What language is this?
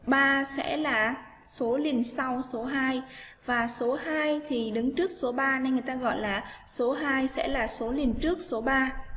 Vietnamese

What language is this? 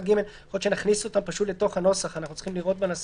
Hebrew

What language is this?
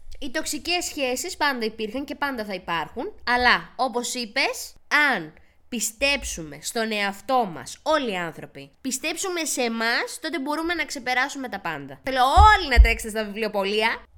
Greek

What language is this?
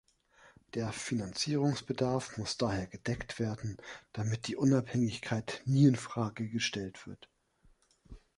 German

